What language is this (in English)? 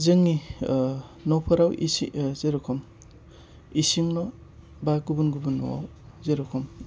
Bodo